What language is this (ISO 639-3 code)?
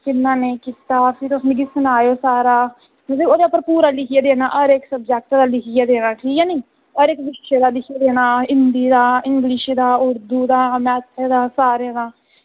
doi